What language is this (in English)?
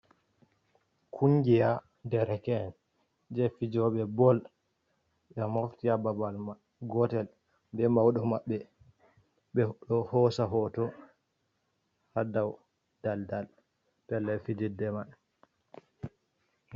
Fula